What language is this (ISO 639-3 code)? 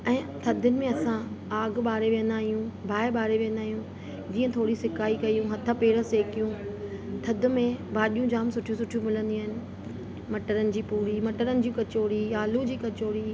snd